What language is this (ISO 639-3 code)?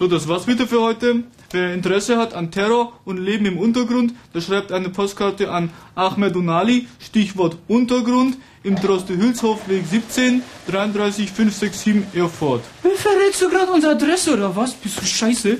deu